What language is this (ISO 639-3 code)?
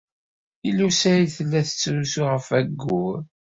kab